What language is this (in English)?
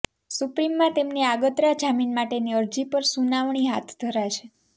Gujarati